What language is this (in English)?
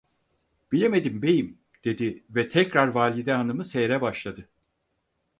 Turkish